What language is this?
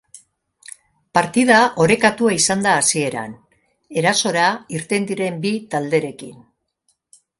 Basque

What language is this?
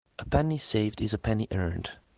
English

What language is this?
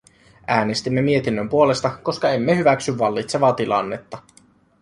Finnish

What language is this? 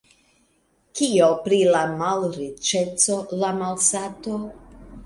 Esperanto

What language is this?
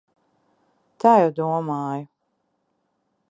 Latvian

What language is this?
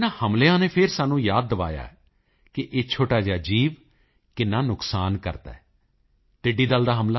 Punjabi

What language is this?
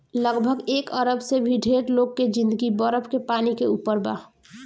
Bhojpuri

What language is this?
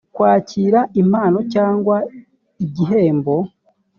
Kinyarwanda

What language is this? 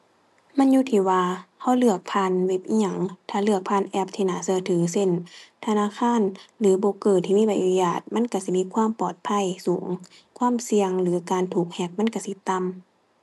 Thai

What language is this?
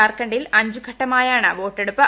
Malayalam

